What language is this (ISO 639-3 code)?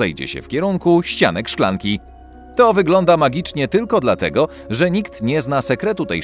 pol